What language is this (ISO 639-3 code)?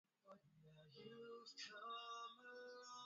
swa